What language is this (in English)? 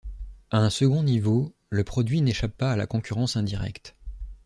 French